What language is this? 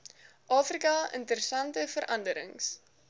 Afrikaans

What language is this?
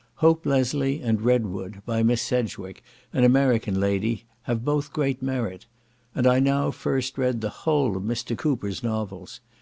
English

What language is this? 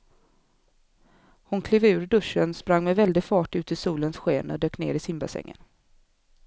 Swedish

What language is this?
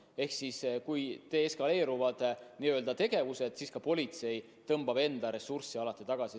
Estonian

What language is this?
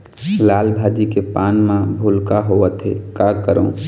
Chhattisgarhi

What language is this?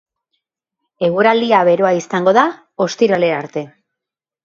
Basque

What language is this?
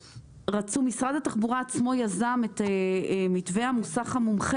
Hebrew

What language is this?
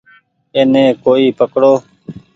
Goaria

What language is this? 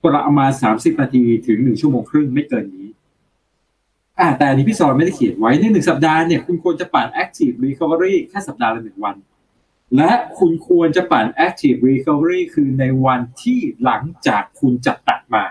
Thai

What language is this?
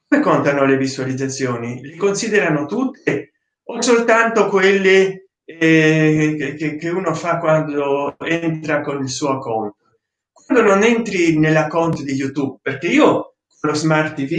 Italian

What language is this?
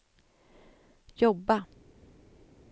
Swedish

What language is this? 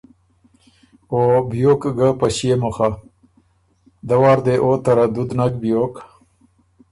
Ormuri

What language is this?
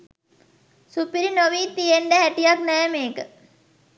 Sinhala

